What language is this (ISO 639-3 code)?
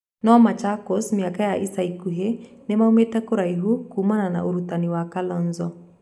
kik